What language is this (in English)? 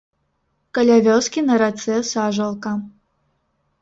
Belarusian